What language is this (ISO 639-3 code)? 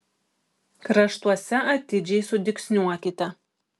lit